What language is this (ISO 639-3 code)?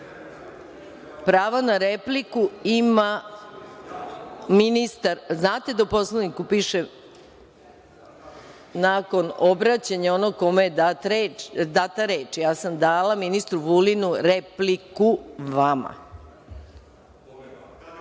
srp